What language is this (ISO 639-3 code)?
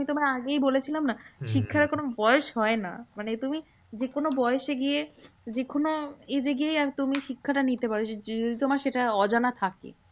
ben